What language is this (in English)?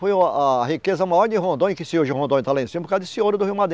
Portuguese